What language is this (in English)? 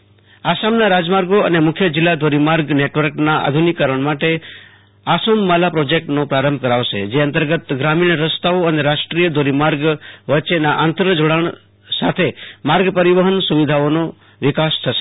Gujarati